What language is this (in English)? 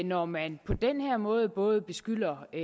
Danish